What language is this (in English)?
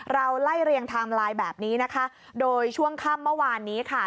Thai